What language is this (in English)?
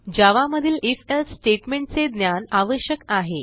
Marathi